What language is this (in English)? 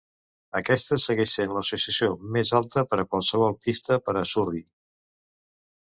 Catalan